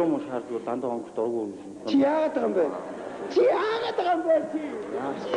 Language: Arabic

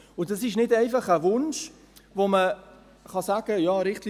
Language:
Swiss German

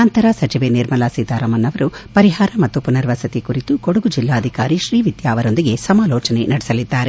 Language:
Kannada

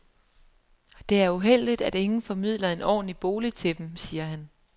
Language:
Danish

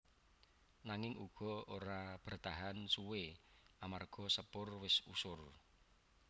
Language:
Javanese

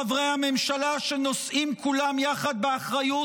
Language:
Hebrew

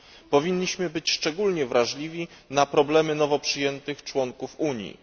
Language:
Polish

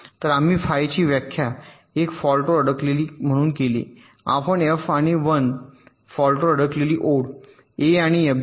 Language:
Marathi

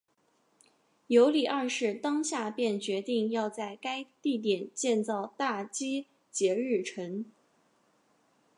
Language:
Chinese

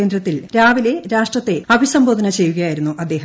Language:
Malayalam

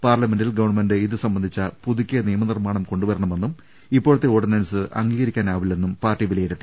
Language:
Malayalam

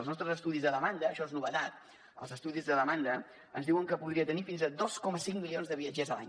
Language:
Catalan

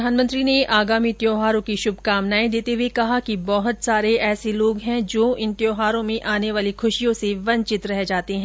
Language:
Hindi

